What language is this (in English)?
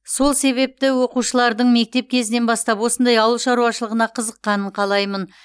Kazakh